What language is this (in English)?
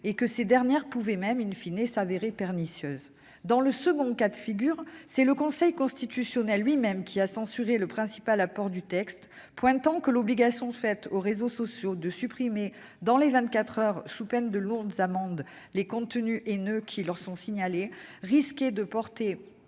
French